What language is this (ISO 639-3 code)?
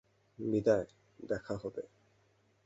ben